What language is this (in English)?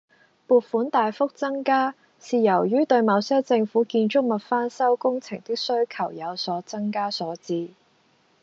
Cantonese